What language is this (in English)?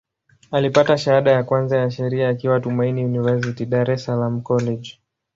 Swahili